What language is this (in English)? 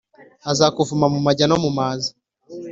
Kinyarwanda